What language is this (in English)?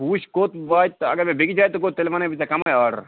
Kashmiri